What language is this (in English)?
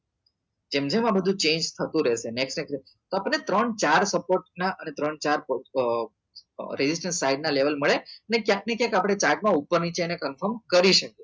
Gujarati